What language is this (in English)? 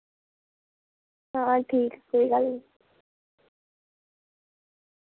Dogri